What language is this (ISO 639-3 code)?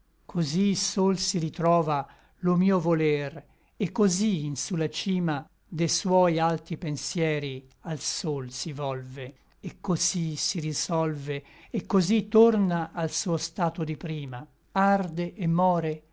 ita